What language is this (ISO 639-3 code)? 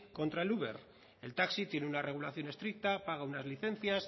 spa